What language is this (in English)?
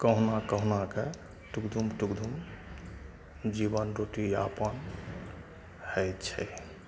Maithili